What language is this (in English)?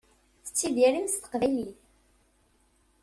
Kabyle